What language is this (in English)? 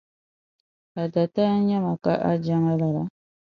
Dagbani